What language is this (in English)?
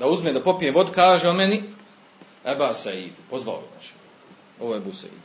Croatian